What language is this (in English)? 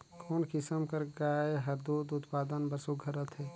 Chhattisgarhi